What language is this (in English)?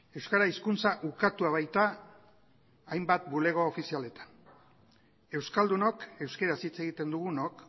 Basque